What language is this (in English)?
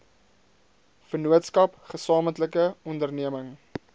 Afrikaans